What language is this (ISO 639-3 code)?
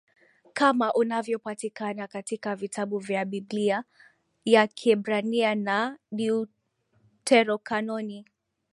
swa